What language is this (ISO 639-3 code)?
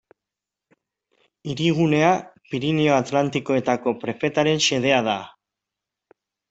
eus